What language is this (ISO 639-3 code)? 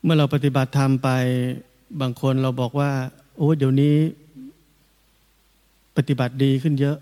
tha